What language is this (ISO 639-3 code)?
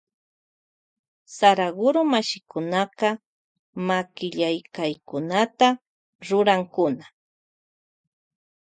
qvj